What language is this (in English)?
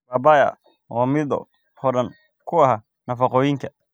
Somali